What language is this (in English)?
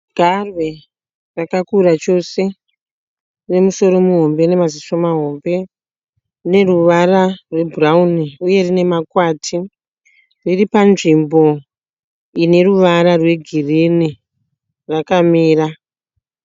Shona